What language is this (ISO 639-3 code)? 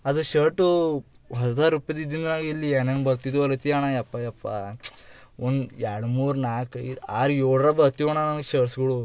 kan